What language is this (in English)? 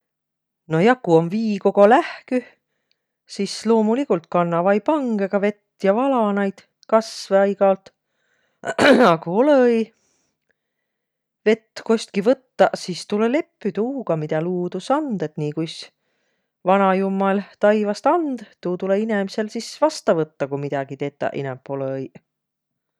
Võro